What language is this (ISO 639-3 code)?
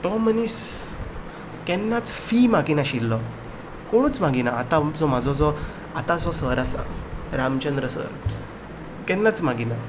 kok